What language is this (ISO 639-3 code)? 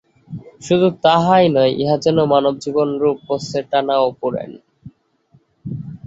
ben